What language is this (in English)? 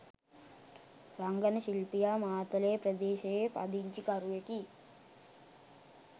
Sinhala